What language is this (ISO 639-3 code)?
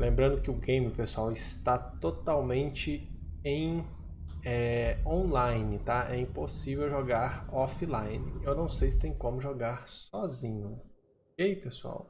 por